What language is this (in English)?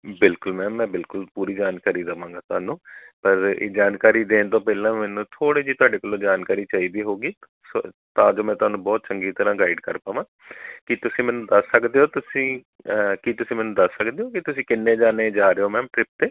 Punjabi